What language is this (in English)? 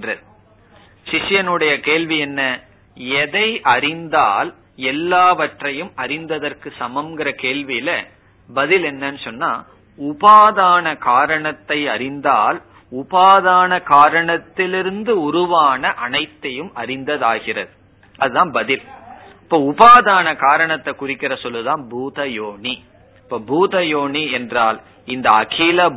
Tamil